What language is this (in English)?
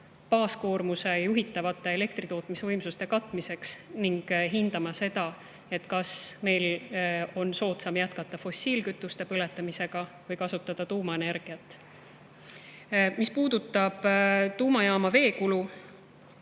Estonian